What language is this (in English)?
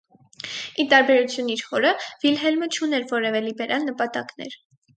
Armenian